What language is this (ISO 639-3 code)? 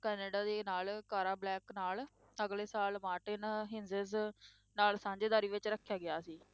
pan